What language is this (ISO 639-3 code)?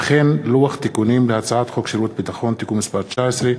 heb